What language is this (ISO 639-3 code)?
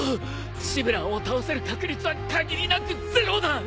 jpn